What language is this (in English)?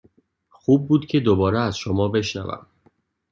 Persian